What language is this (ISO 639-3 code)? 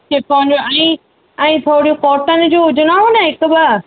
snd